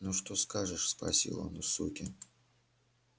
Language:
Russian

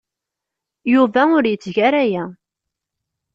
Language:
Kabyle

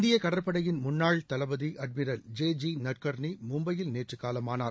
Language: Tamil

